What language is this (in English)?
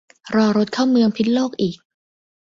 Thai